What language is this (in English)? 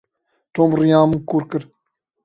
Kurdish